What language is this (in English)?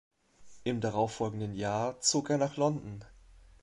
German